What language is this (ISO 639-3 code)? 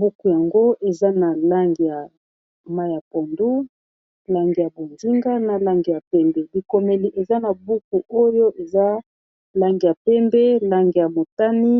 lin